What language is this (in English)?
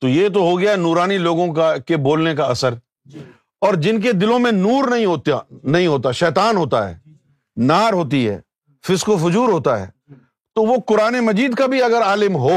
Urdu